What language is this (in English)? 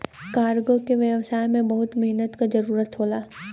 Bhojpuri